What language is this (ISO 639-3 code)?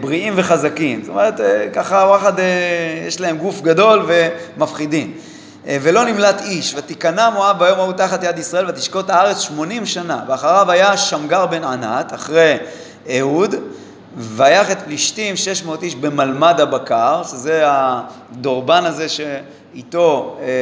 heb